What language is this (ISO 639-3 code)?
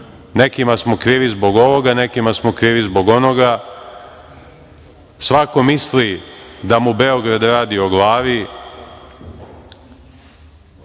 srp